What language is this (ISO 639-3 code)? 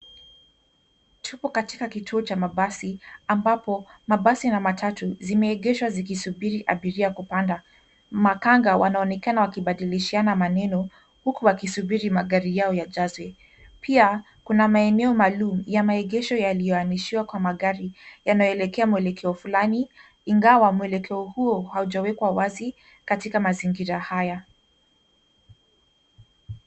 swa